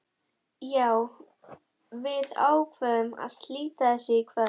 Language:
Icelandic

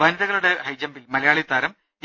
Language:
Malayalam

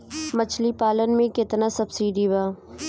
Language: Bhojpuri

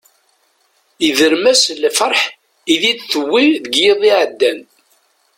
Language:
Kabyle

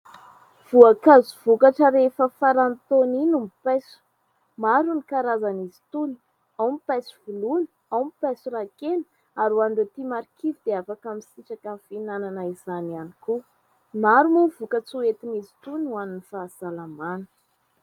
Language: Malagasy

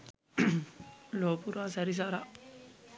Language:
Sinhala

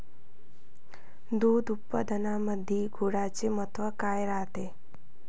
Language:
Marathi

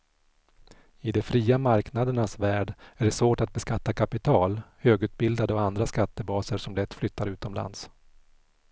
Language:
Swedish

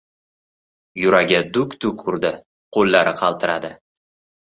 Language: Uzbek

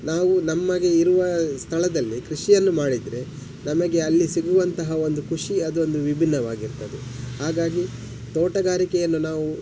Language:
Kannada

